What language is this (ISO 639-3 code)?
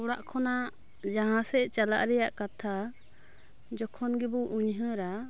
sat